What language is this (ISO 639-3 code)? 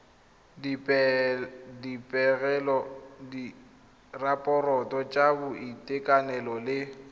tsn